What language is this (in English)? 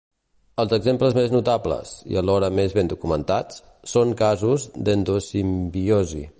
Catalan